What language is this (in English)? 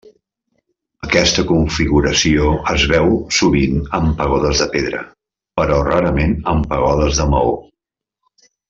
Catalan